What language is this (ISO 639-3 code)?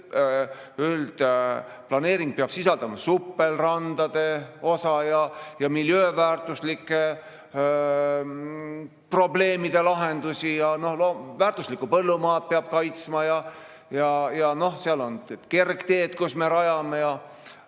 est